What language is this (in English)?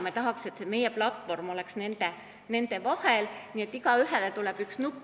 Estonian